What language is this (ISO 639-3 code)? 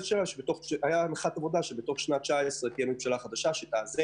heb